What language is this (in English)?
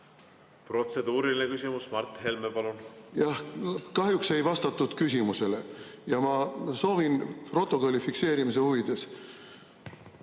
Estonian